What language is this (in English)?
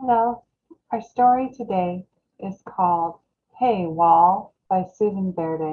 English